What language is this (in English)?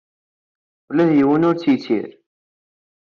Kabyle